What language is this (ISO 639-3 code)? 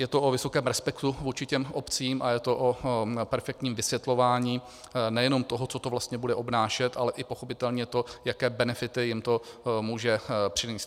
ces